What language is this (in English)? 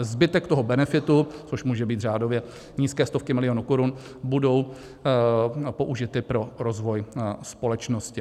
Czech